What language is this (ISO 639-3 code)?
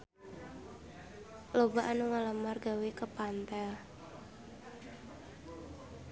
sun